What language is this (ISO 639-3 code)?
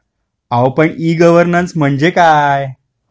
mar